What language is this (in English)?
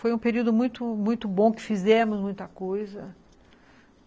Portuguese